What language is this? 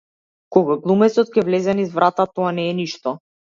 Macedonian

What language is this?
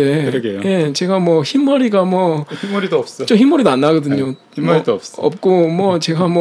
Korean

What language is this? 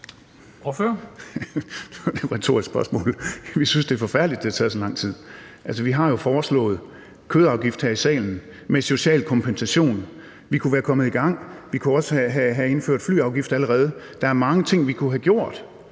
Danish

